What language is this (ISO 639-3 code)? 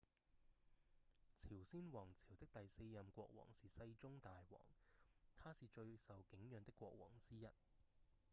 yue